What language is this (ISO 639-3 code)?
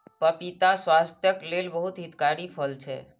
mai